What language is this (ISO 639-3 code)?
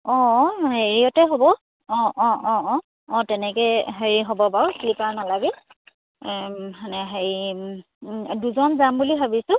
asm